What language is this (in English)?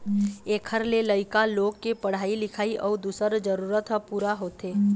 Chhattisgarhi